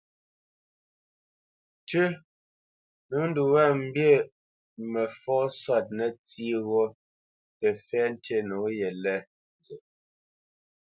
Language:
Bamenyam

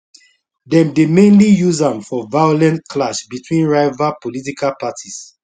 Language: Nigerian Pidgin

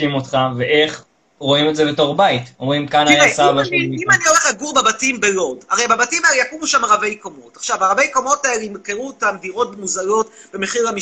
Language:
Hebrew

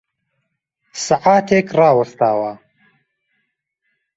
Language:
Central Kurdish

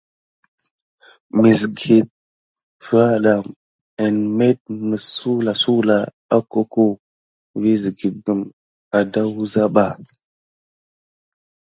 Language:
Gidar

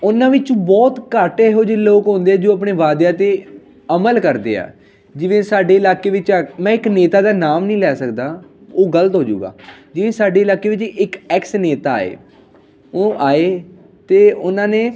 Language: Punjabi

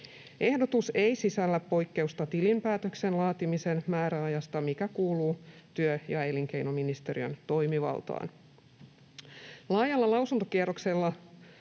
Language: Finnish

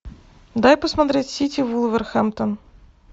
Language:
Russian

